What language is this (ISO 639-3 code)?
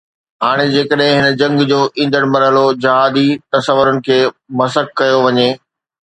snd